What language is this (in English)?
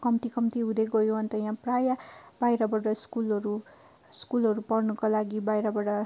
Nepali